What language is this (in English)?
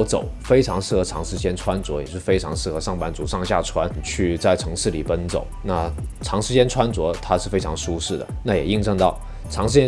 Chinese